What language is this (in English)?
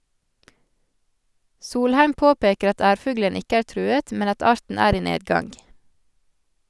Norwegian